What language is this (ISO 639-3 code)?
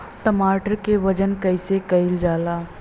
bho